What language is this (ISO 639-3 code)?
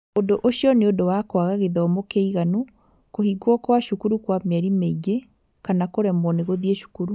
kik